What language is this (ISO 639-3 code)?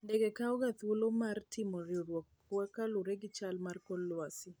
luo